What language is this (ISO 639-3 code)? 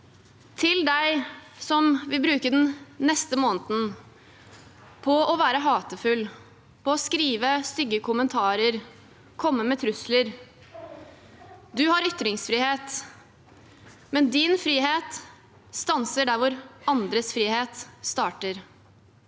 nor